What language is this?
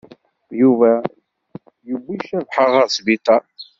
Kabyle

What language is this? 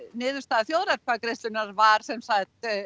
Icelandic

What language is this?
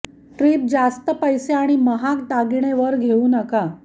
Marathi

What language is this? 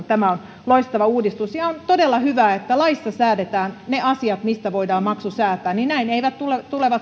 Finnish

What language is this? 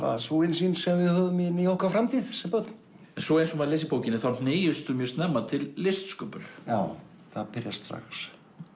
Icelandic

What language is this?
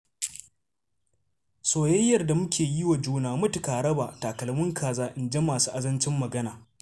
Hausa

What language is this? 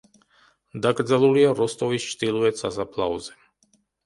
Georgian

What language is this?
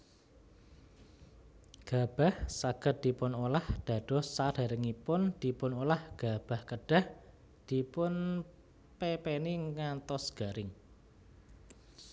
Javanese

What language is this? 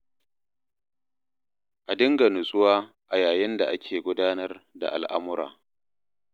Hausa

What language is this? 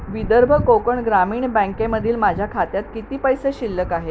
Marathi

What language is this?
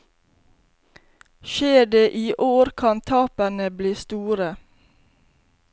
Norwegian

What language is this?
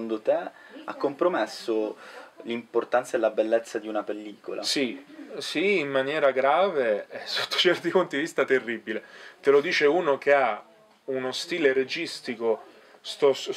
Italian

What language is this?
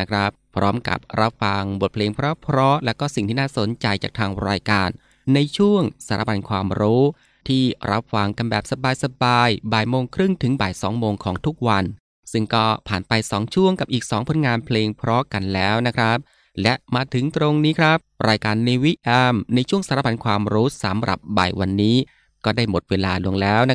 Thai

